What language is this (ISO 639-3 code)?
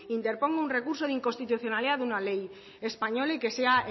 spa